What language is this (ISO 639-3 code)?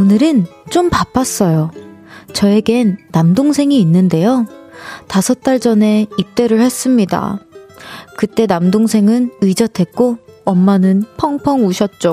kor